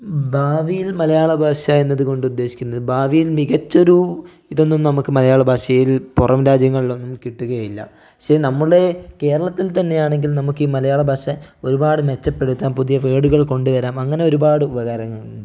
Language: Malayalam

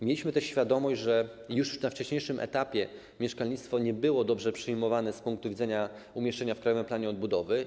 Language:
Polish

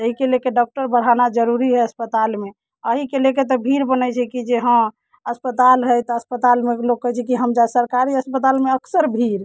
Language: Maithili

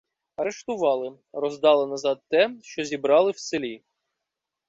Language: Ukrainian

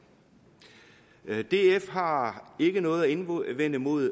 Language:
Danish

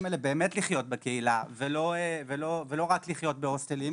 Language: Hebrew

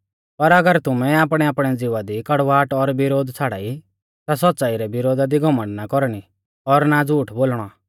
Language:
Mahasu Pahari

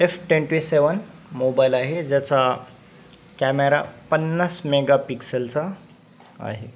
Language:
Marathi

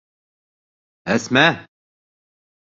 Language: Bashkir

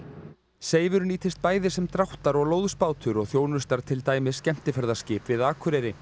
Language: Icelandic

